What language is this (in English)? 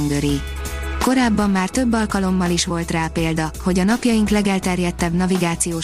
Hungarian